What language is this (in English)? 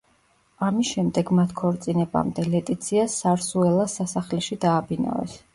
Georgian